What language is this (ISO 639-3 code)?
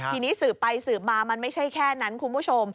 tha